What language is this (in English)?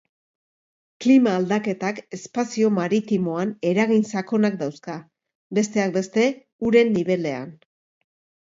Basque